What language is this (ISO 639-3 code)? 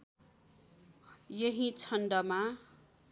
nep